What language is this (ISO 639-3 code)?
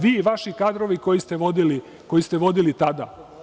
srp